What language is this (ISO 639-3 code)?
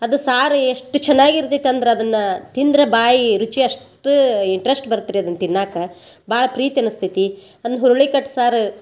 kan